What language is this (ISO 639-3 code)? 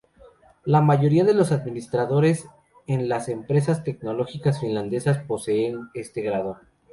spa